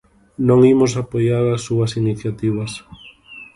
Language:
Galician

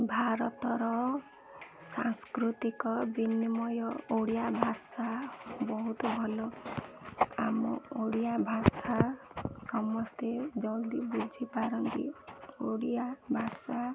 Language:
Odia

